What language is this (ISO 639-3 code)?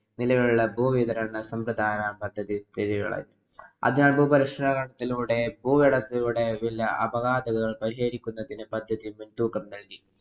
mal